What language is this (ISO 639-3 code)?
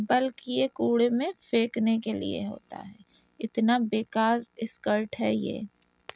urd